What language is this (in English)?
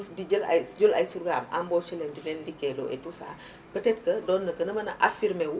Wolof